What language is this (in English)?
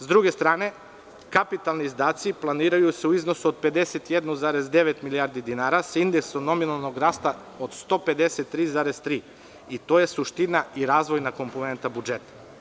Serbian